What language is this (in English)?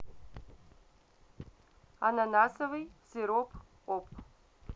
Russian